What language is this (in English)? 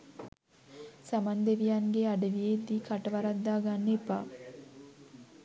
Sinhala